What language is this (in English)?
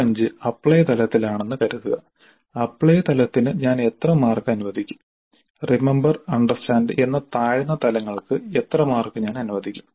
Malayalam